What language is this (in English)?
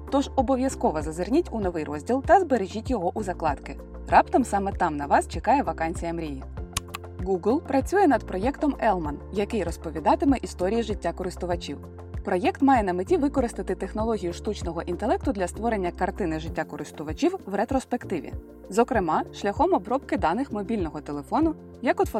Ukrainian